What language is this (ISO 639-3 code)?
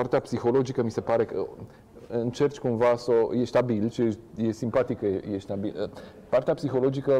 ron